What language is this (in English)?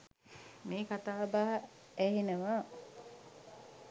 Sinhala